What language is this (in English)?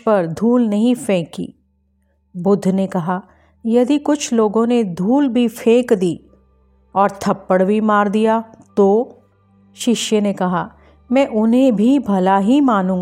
Hindi